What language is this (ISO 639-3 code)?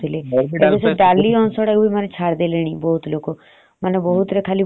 ori